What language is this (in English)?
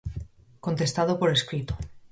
Galician